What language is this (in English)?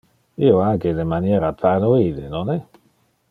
Interlingua